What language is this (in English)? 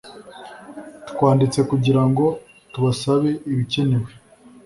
Kinyarwanda